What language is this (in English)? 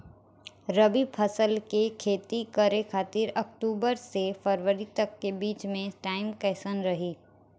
Bhojpuri